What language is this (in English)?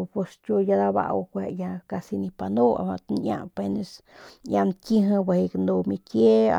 Northern Pame